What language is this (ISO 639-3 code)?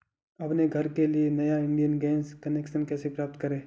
hin